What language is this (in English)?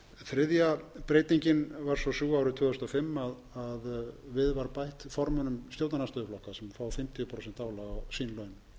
Icelandic